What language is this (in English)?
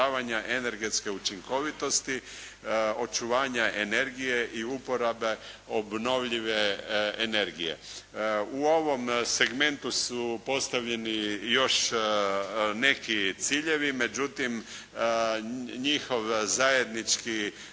Croatian